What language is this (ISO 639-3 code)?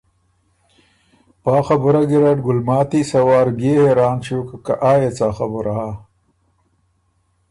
oru